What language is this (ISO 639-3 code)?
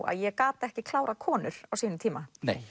isl